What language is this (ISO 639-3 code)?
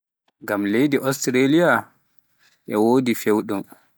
fuf